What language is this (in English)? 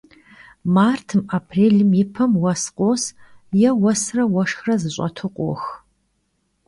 Kabardian